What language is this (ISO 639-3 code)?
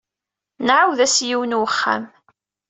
kab